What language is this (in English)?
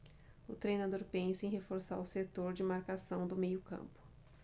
Portuguese